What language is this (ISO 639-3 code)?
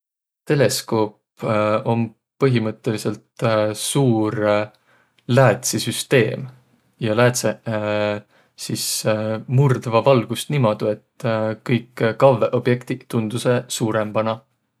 vro